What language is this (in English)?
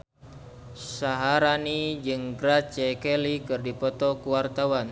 Sundanese